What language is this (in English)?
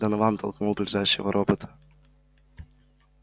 Russian